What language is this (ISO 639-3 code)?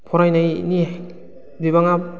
brx